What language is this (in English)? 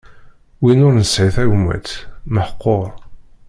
Kabyle